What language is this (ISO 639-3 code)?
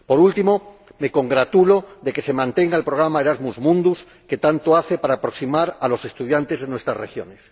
spa